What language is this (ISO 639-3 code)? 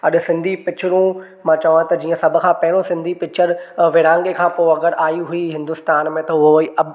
snd